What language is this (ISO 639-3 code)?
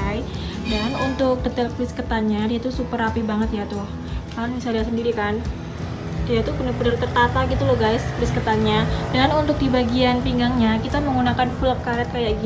ind